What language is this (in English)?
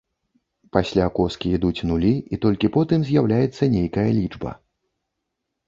Belarusian